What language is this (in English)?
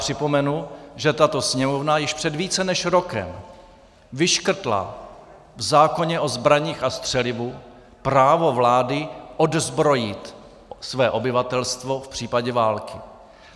Czech